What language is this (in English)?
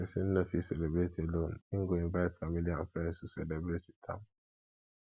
Nigerian Pidgin